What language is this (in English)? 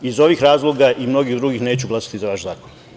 Serbian